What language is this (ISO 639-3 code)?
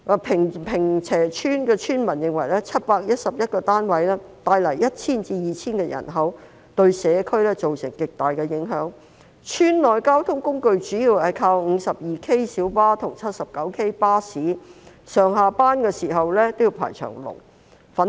yue